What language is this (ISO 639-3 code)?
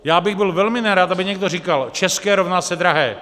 ces